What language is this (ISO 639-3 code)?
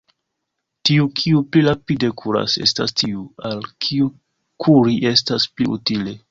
epo